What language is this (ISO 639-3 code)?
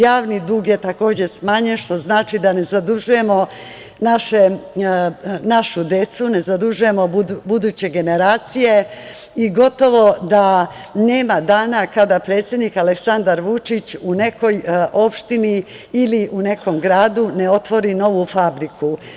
srp